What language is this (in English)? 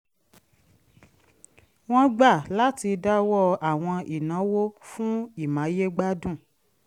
Yoruba